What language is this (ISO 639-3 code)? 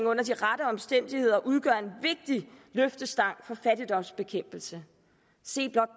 dan